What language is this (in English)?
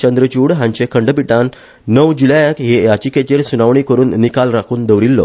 Konkani